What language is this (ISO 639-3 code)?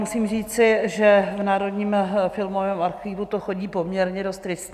ces